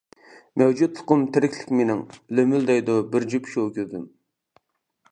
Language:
Uyghur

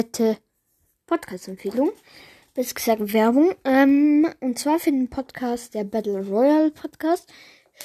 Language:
German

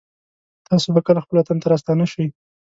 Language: Pashto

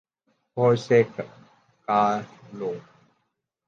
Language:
Urdu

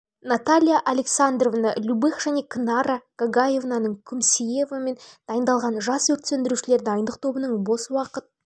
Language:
Kazakh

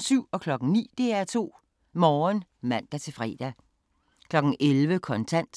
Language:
Danish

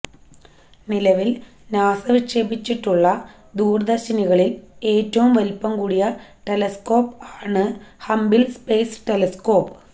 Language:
Malayalam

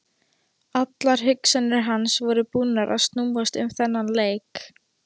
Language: Icelandic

